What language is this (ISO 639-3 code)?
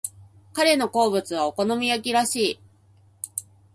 jpn